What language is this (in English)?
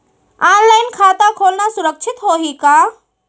Chhattisgarhi